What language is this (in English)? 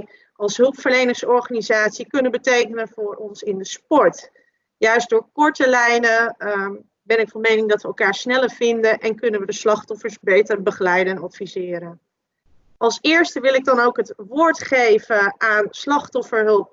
Dutch